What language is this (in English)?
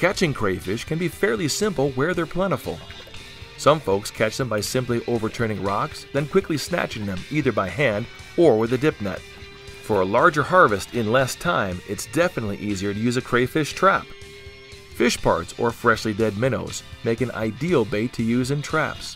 English